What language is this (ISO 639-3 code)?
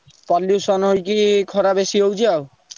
ori